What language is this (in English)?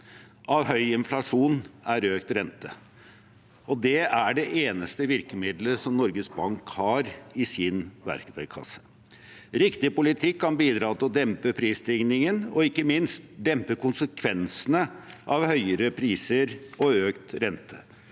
Norwegian